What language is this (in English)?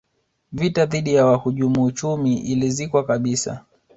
Swahili